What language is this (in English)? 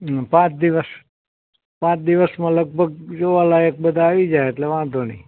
Gujarati